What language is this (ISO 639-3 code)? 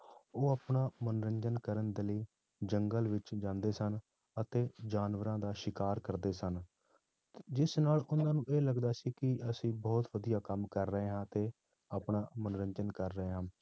pan